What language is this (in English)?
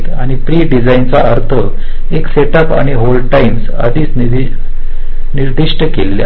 Marathi